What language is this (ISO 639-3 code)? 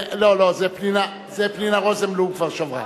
heb